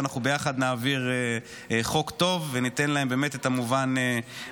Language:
Hebrew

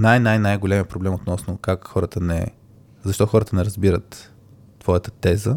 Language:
Bulgarian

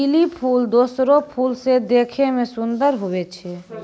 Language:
Maithili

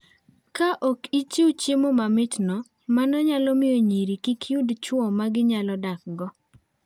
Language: Luo (Kenya and Tanzania)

